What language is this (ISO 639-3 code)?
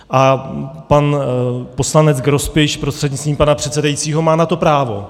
ces